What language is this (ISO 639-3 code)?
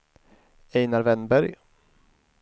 swe